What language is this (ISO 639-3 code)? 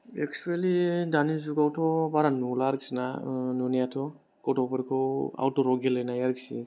brx